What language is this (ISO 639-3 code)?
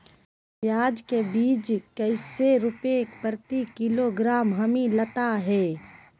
mag